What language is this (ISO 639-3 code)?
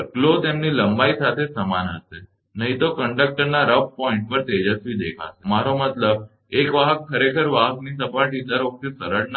guj